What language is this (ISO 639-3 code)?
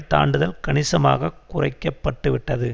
tam